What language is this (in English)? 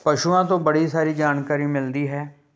Punjabi